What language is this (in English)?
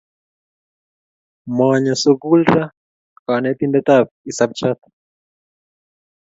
Kalenjin